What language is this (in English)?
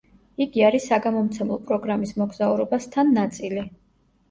Georgian